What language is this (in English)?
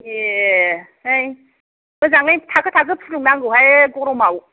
Bodo